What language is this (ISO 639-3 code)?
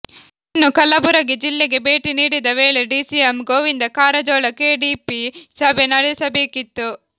kan